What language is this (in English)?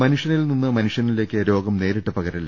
Malayalam